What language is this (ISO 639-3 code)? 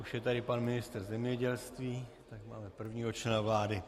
ces